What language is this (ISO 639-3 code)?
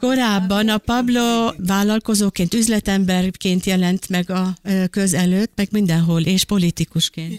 hun